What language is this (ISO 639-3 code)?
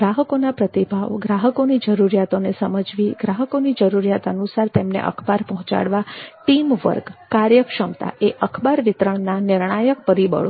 guj